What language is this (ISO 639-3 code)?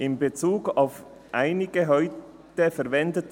gsw